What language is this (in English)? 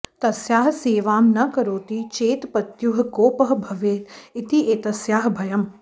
Sanskrit